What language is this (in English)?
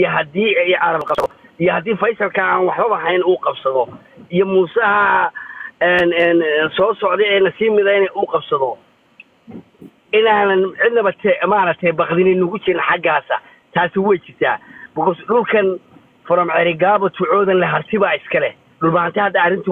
Arabic